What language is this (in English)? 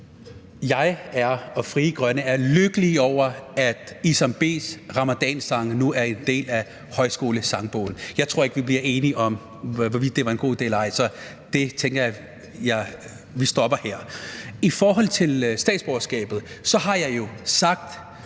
Danish